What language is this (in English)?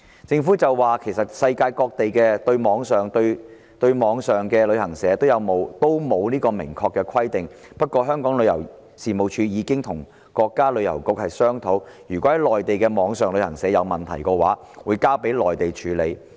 Cantonese